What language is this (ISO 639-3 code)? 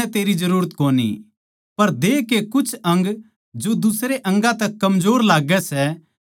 bgc